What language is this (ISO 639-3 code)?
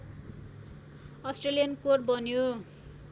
nep